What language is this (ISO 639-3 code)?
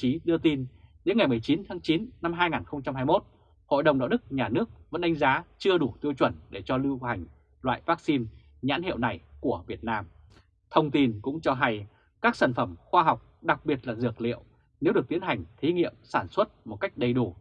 vie